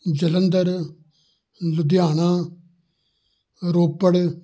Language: Punjabi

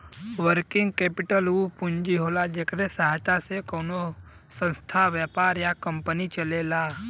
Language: Bhojpuri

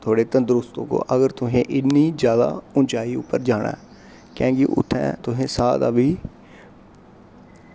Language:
Dogri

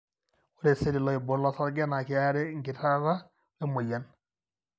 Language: Masai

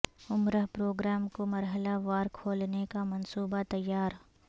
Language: Urdu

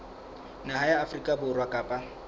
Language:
Southern Sotho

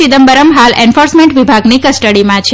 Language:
Gujarati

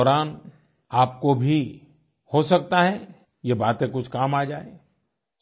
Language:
Hindi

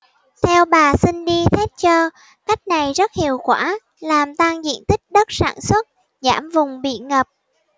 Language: Vietnamese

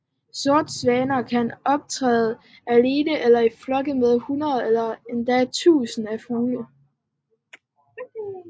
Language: Danish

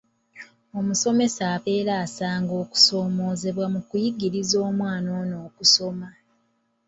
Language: Ganda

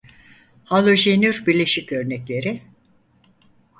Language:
Turkish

